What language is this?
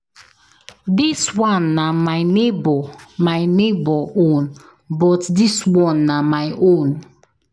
Nigerian Pidgin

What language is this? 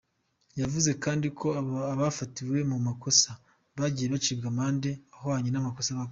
Kinyarwanda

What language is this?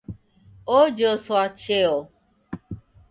Taita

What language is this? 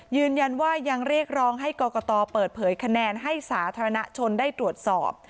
Thai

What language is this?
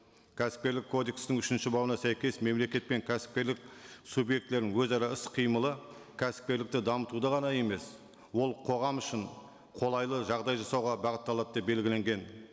Kazakh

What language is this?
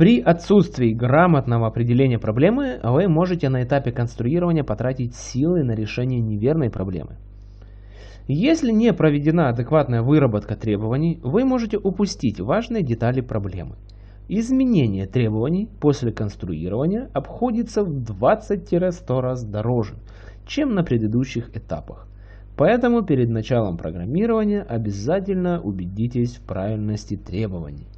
Russian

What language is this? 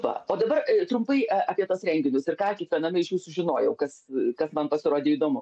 Lithuanian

